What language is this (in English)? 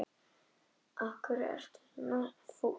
Icelandic